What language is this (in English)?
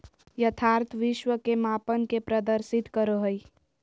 Magahi